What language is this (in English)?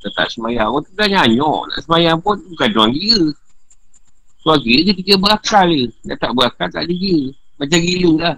Malay